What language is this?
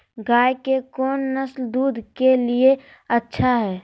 Magahi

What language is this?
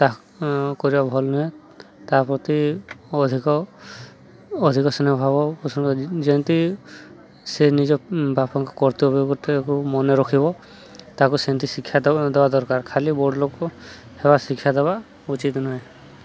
Odia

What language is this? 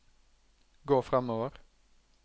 Norwegian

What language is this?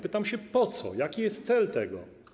Polish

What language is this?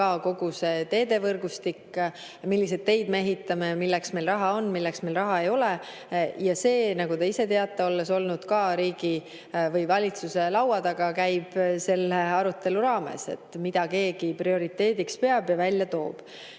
Estonian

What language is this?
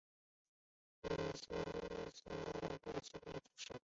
Chinese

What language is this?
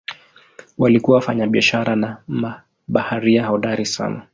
Swahili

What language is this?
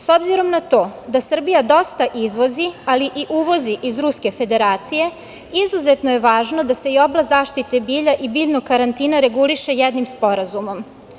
Serbian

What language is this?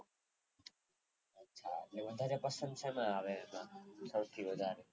Gujarati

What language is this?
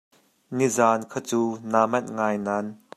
Hakha Chin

